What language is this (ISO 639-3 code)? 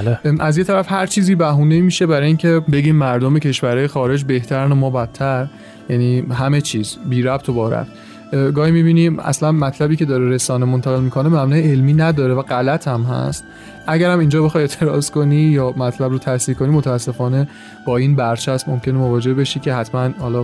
fas